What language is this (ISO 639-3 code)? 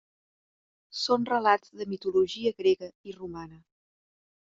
cat